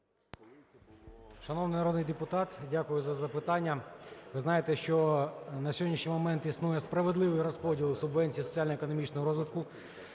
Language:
Ukrainian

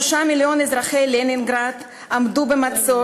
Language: Hebrew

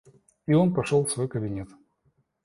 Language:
Russian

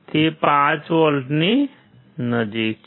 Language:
Gujarati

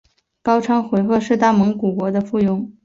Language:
Chinese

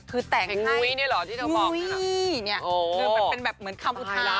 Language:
Thai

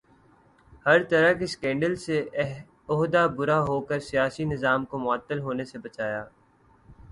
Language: Urdu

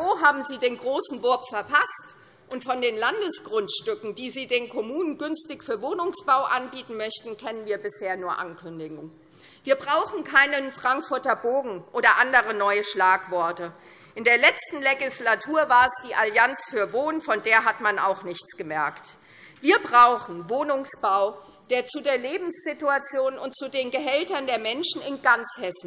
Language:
German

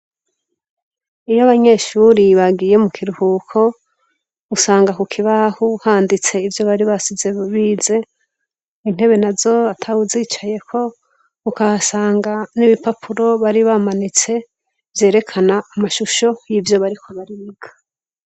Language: Rundi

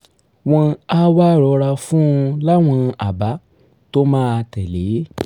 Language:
Yoruba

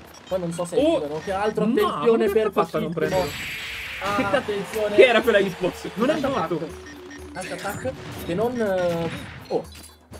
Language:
Italian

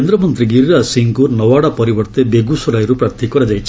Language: Odia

